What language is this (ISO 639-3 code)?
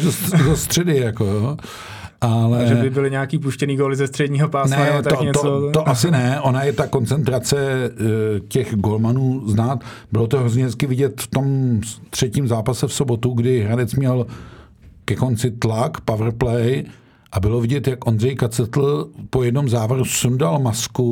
ces